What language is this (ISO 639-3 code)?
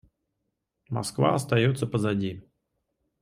rus